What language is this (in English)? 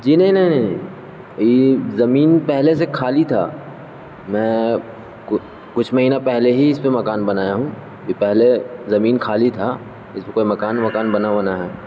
Urdu